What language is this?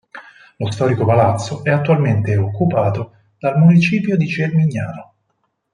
Italian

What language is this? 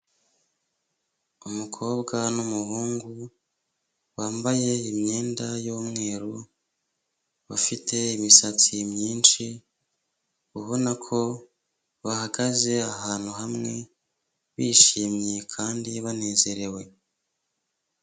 Kinyarwanda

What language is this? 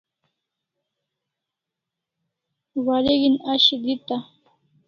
Kalasha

